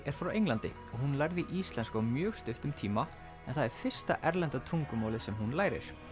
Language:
Icelandic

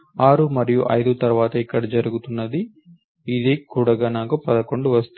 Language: Telugu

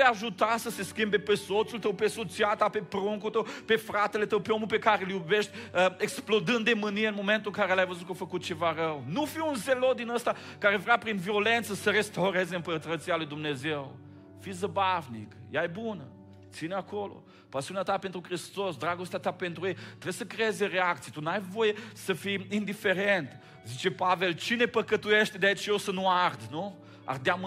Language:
Romanian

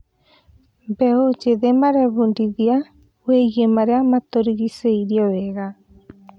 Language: Kikuyu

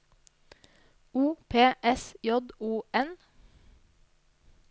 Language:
Norwegian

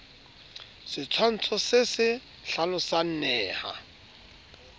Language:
Southern Sotho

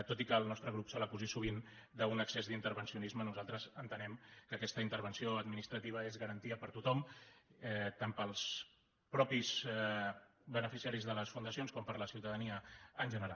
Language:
Catalan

